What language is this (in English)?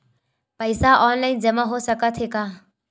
Chhattisgarhi